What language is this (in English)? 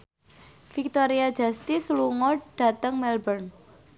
Javanese